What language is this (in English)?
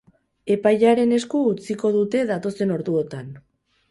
Basque